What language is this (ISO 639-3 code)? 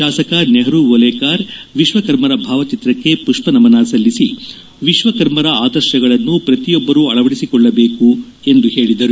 kan